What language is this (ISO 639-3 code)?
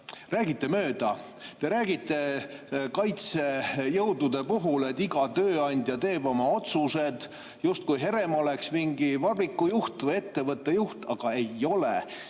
est